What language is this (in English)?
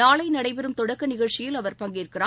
Tamil